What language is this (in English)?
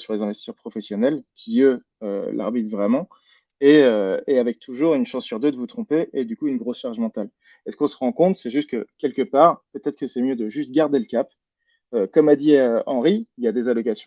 French